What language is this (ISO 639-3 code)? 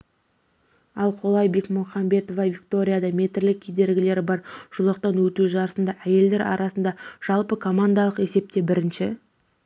kaz